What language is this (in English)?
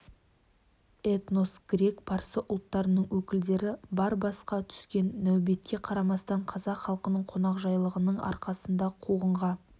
Kazakh